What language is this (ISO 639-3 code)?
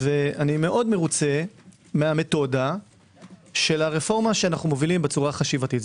heb